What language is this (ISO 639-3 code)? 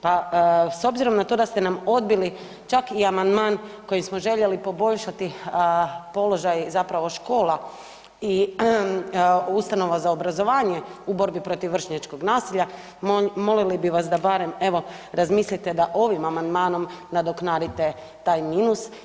hrv